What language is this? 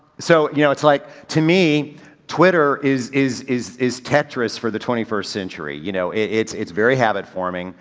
English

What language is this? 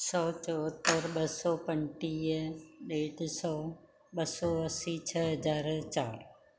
Sindhi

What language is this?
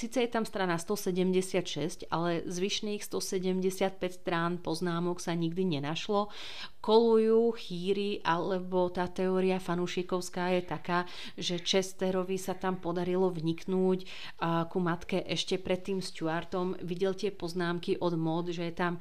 Slovak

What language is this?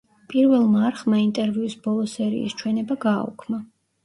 Georgian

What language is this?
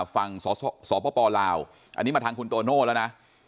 Thai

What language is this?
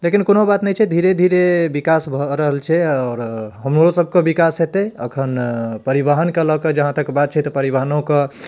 Maithili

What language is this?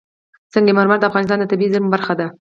Pashto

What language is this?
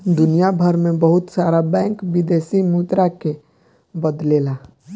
Bhojpuri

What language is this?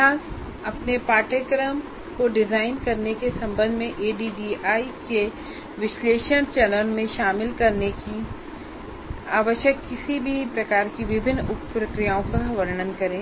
Hindi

